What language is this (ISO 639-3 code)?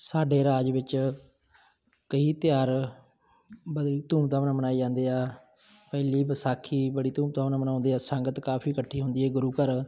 pan